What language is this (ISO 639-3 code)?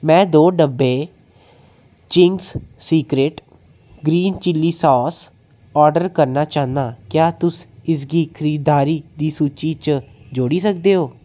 doi